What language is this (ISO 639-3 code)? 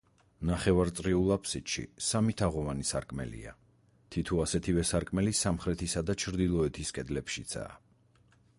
kat